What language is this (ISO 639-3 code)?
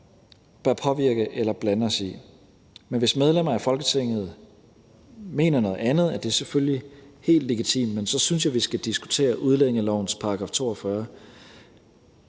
dan